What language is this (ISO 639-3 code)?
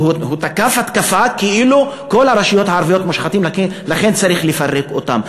heb